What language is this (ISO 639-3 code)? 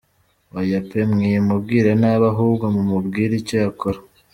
kin